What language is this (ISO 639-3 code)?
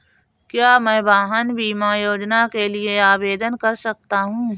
hin